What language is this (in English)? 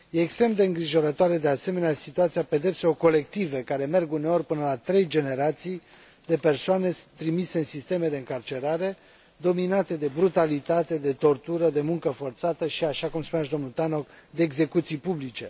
Romanian